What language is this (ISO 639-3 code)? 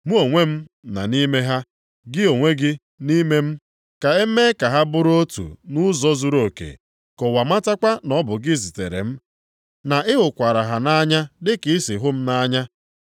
ibo